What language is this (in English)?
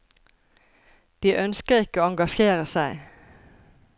Norwegian